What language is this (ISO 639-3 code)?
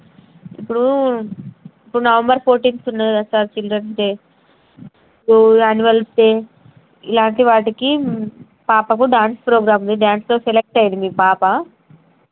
tel